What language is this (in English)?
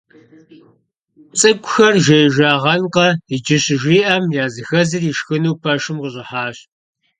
Kabardian